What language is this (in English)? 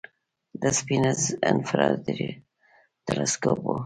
Pashto